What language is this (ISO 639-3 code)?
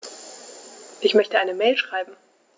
deu